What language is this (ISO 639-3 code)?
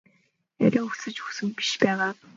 mon